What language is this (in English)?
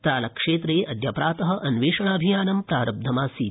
Sanskrit